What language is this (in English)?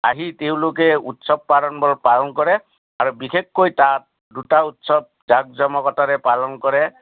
Assamese